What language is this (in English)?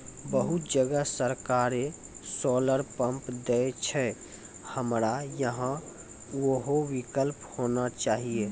Maithili